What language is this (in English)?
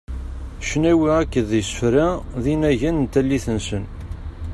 Kabyle